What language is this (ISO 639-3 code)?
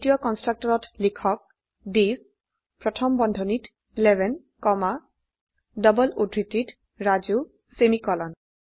asm